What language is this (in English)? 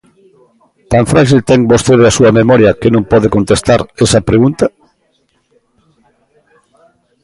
Galician